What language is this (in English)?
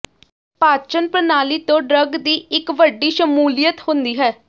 Punjabi